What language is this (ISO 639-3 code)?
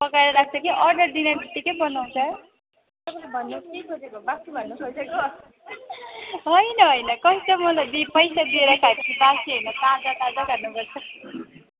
nep